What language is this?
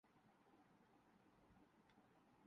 Urdu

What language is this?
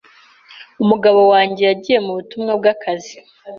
Kinyarwanda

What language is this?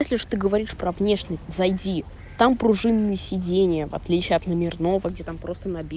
Russian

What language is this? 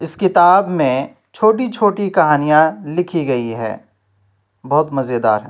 Urdu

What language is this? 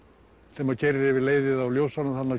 Icelandic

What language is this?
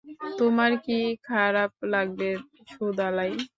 Bangla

